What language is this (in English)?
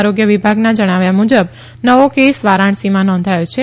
Gujarati